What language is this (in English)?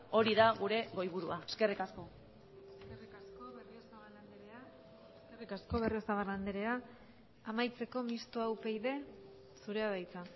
Basque